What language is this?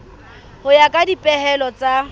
Southern Sotho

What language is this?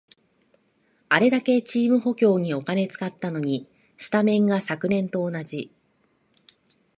Japanese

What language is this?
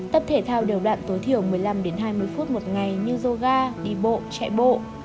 Vietnamese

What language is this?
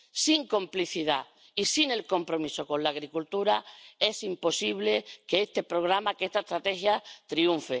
Spanish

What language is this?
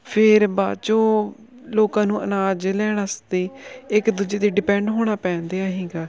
Punjabi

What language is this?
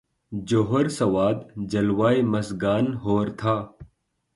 Urdu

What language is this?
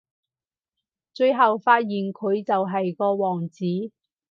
Cantonese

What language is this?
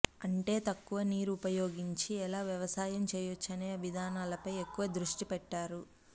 Telugu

